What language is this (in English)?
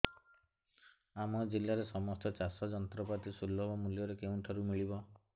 Odia